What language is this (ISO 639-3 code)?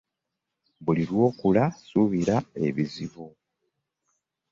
lug